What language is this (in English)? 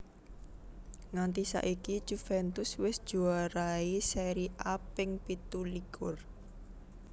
Javanese